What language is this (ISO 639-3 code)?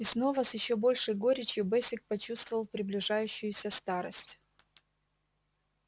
rus